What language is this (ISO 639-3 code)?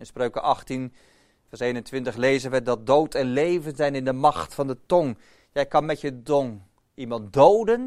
nld